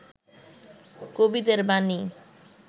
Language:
Bangla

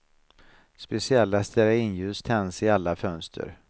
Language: Swedish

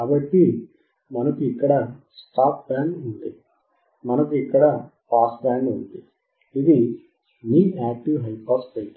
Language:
Telugu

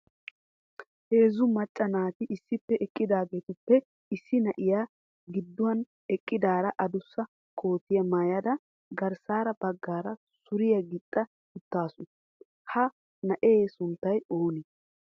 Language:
Wolaytta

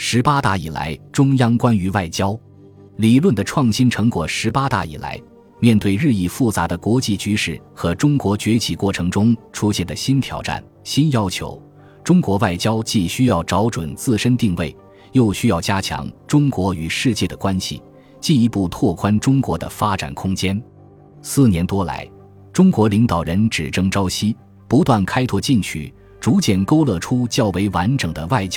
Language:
Chinese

